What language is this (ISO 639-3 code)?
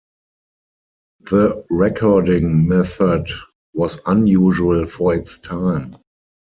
eng